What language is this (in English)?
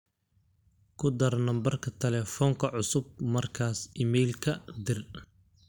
Somali